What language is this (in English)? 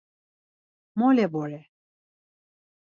Laz